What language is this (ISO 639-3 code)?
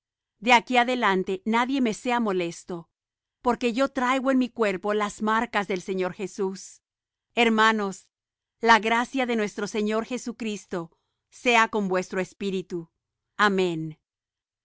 spa